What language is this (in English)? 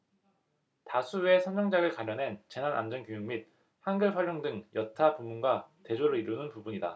Korean